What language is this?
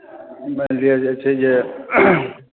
Maithili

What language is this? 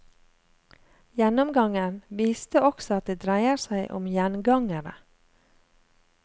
Norwegian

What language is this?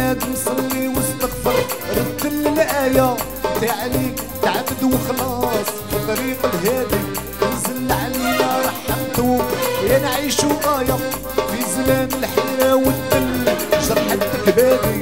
Arabic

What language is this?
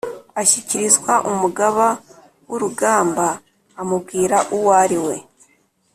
Kinyarwanda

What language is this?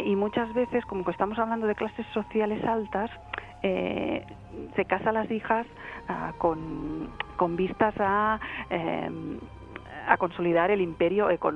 Spanish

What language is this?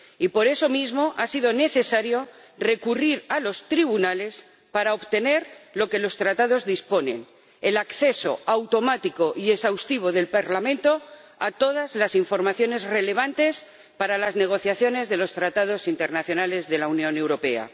Spanish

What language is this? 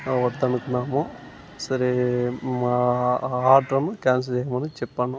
Telugu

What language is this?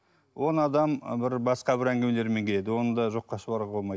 Kazakh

